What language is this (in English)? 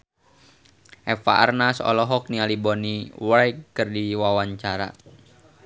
Sundanese